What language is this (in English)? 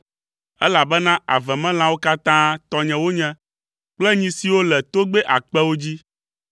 Ewe